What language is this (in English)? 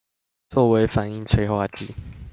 Chinese